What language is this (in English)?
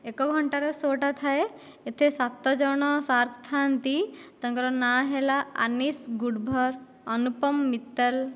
Odia